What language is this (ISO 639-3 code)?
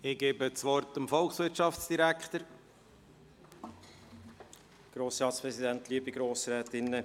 gsw